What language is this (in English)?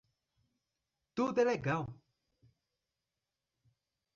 Portuguese